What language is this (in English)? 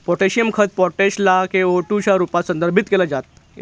Marathi